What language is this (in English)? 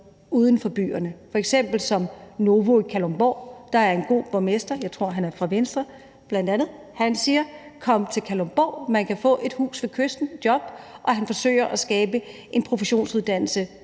Danish